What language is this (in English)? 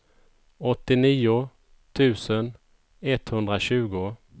Swedish